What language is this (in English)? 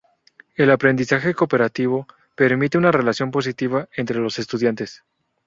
Spanish